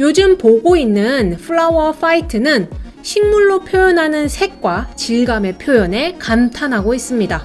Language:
Korean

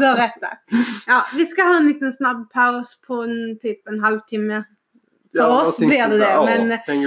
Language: Swedish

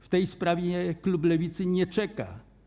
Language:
Polish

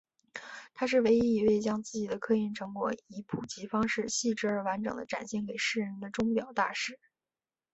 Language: Chinese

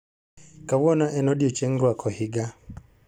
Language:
Luo (Kenya and Tanzania)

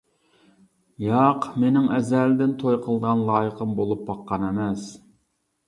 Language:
Uyghur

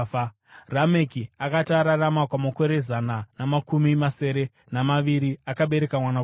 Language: Shona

